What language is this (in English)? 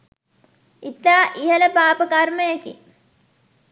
Sinhala